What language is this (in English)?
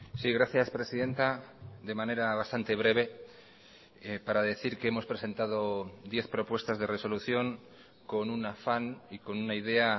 Spanish